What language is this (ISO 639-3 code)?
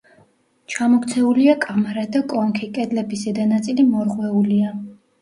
kat